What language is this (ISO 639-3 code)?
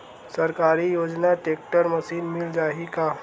hne